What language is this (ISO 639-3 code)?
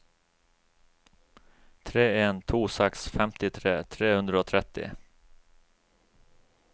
nor